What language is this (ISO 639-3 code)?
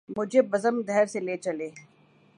urd